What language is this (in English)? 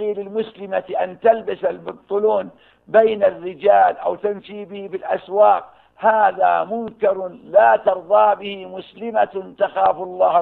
Arabic